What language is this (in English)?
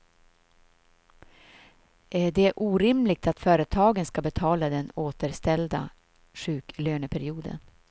Swedish